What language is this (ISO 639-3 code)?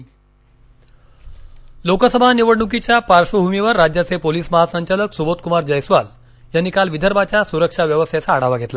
mar